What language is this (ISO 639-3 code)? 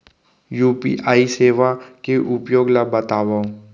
hne